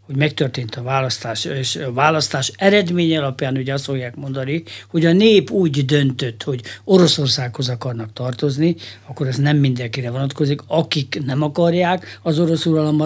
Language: Hungarian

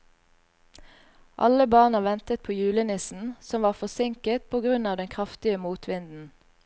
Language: Norwegian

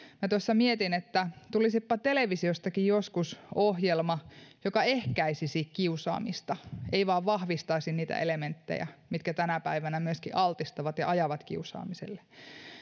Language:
Finnish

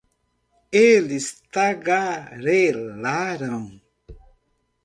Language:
Portuguese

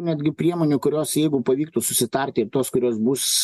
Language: Lithuanian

